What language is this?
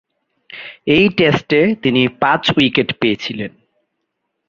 Bangla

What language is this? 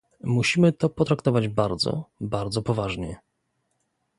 Polish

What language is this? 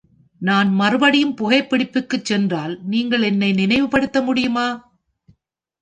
Tamil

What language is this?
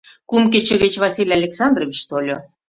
Mari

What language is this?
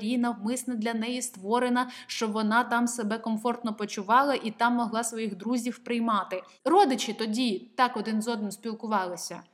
Ukrainian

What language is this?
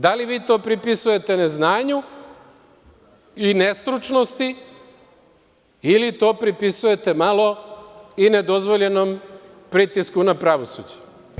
Serbian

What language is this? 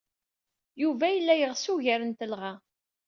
Kabyle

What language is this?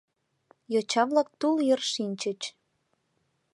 Mari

